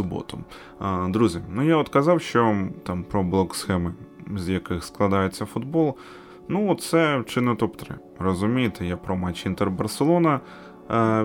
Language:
Ukrainian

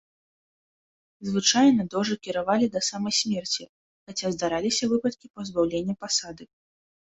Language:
Belarusian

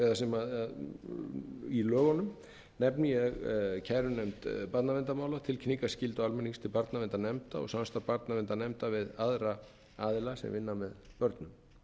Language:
Icelandic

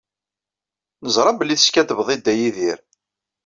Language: Kabyle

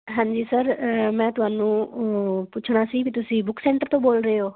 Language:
Punjabi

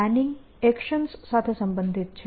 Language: Gujarati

